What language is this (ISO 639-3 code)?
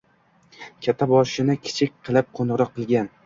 uzb